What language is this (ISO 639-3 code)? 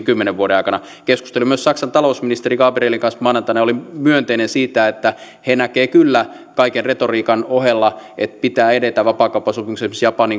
fin